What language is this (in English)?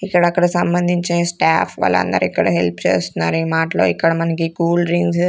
Telugu